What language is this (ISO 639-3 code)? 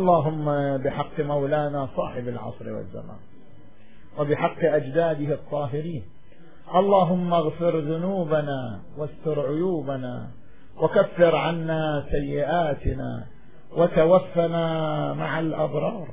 ara